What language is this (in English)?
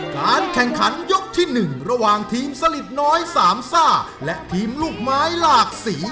Thai